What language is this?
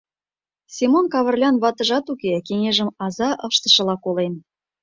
Mari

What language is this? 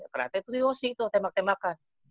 Indonesian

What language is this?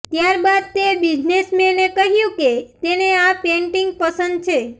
Gujarati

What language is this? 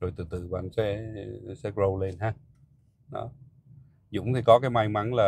Vietnamese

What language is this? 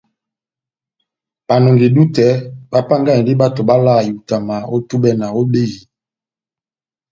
Batanga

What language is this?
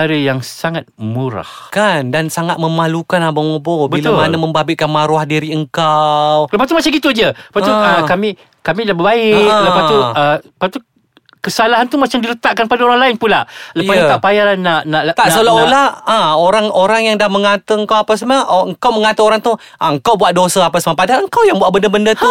Malay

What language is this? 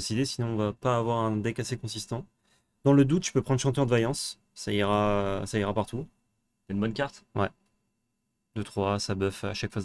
French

